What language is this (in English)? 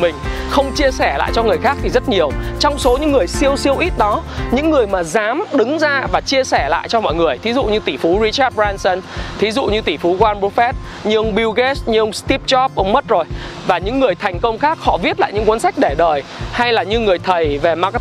Vietnamese